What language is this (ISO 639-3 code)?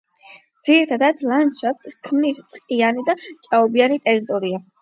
kat